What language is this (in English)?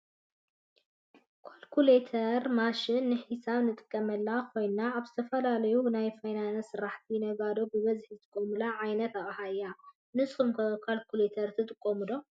Tigrinya